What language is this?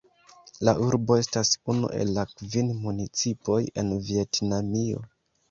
Esperanto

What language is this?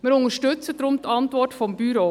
Swiss German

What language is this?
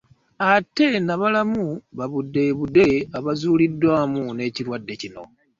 Ganda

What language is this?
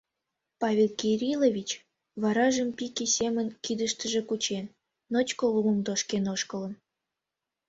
Mari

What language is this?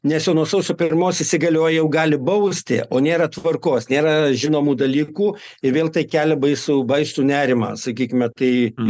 Lithuanian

